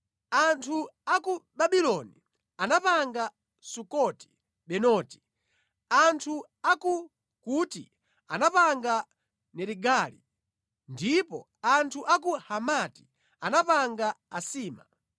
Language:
Nyanja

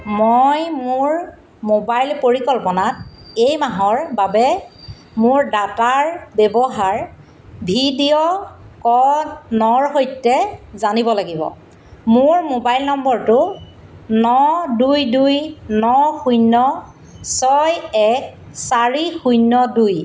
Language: Assamese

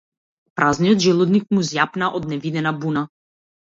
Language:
Macedonian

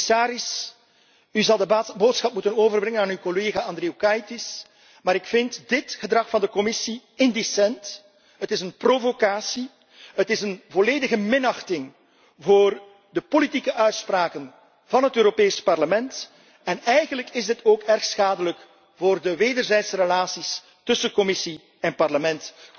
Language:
Dutch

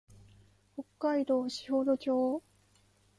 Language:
Japanese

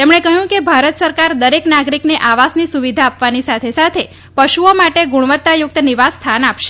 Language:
Gujarati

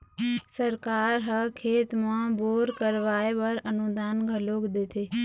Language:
Chhattisgarhi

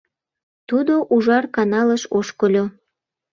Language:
Mari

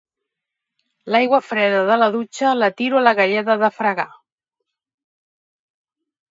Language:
Catalan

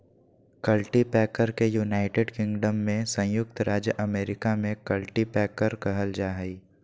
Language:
Magahi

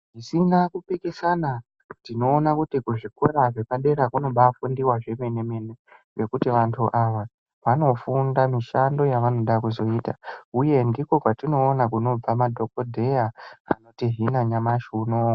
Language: Ndau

